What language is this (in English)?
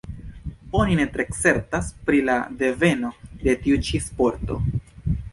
Esperanto